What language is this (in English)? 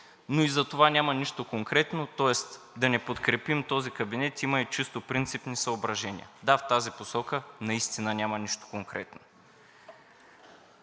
Bulgarian